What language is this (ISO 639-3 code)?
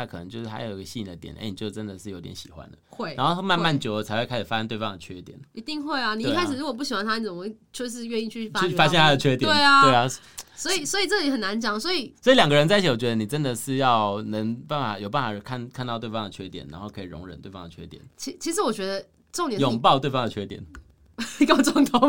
zho